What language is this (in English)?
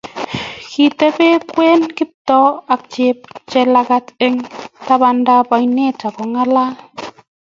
Kalenjin